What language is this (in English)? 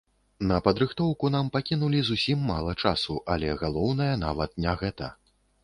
Belarusian